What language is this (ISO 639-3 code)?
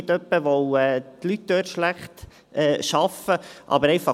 gsw